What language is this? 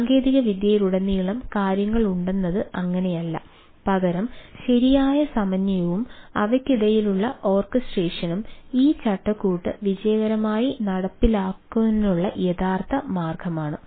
Malayalam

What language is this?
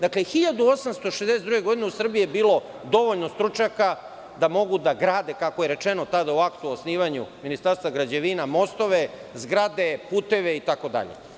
Serbian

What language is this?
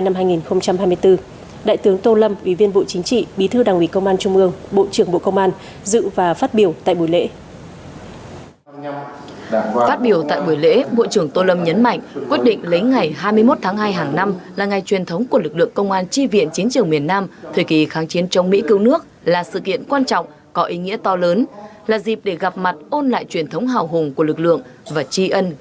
Vietnamese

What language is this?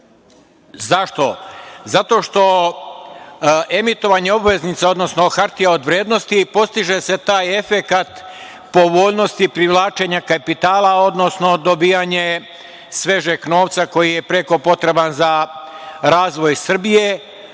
Serbian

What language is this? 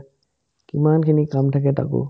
Assamese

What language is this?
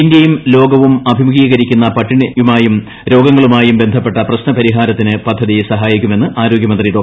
Malayalam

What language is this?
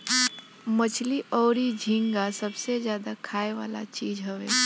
Bhojpuri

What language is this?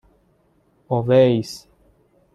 Persian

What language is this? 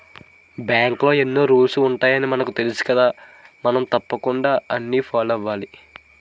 Telugu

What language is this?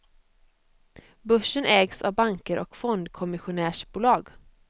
Swedish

